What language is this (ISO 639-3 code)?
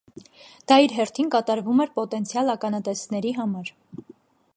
hye